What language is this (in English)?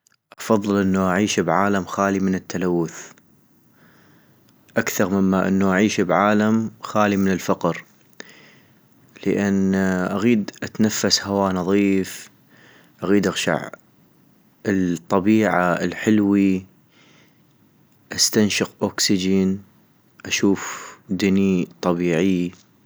North Mesopotamian Arabic